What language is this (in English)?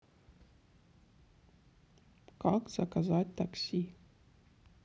Russian